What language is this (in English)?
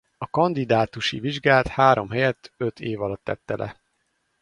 Hungarian